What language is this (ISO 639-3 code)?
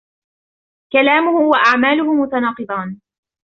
ara